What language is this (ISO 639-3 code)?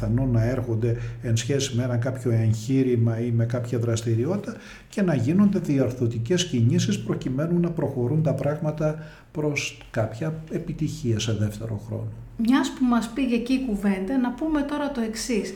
ell